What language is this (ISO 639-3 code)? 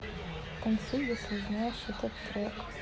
rus